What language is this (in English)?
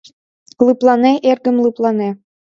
Mari